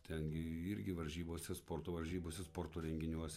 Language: Lithuanian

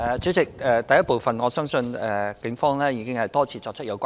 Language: Cantonese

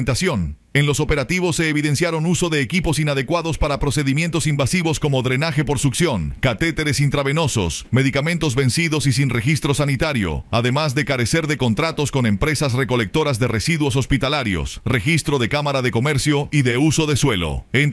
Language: Spanish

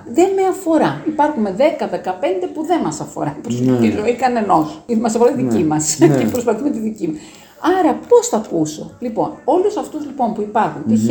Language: Greek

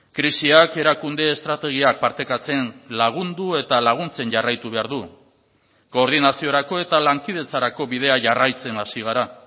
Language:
Basque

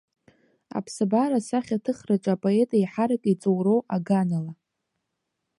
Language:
Abkhazian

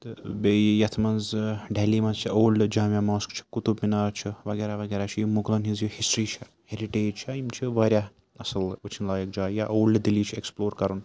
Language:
Kashmiri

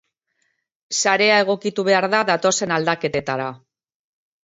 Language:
Basque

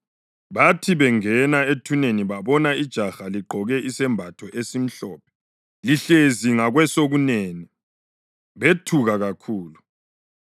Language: North Ndebele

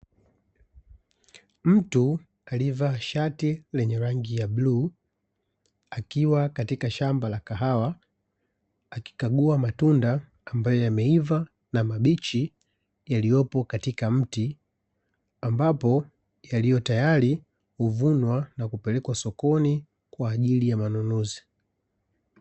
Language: Swahili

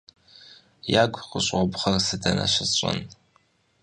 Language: Kabardian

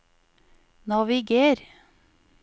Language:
Norwegian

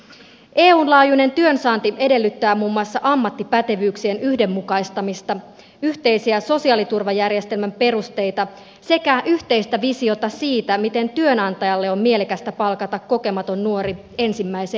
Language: Finnish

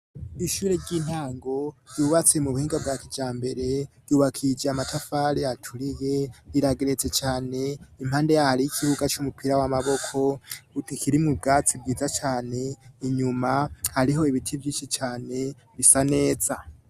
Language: Rundi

